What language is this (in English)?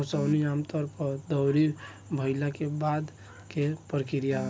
Bhojpuri